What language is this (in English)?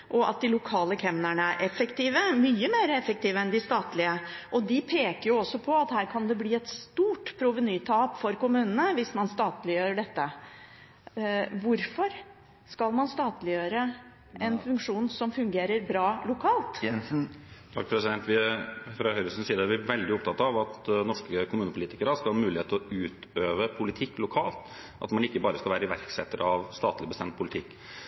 Norwegian Bokmål